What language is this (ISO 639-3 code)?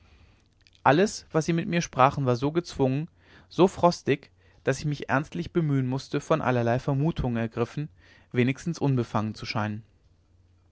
deu